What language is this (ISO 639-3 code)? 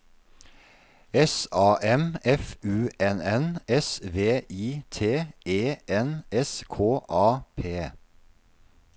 nor